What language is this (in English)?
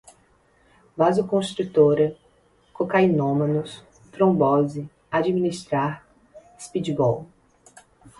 Portuguese